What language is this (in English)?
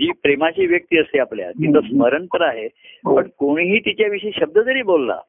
Marathi